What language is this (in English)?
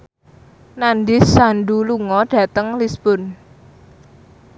Javanese